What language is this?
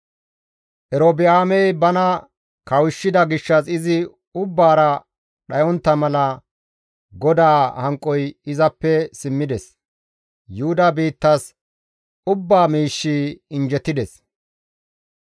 Gamo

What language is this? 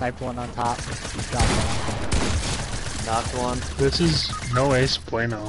English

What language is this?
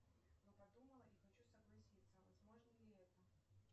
Russian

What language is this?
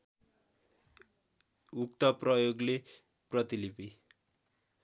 Nepali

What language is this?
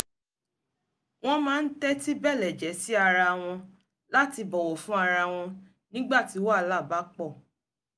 Yoruba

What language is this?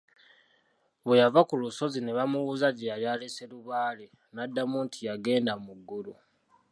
Ganda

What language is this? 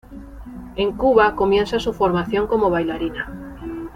Spanish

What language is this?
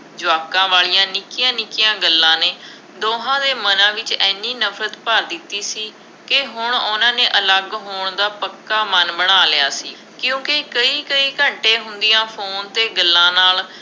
Punjabi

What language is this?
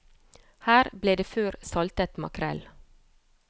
Norwegian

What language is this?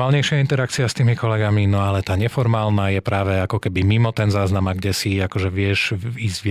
Slovak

